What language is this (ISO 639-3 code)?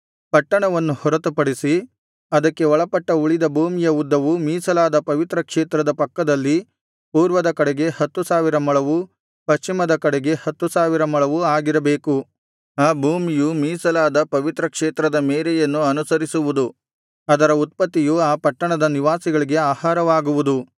kan